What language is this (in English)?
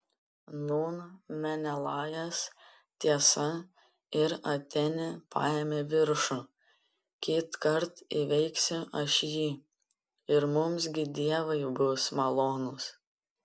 Lithuanian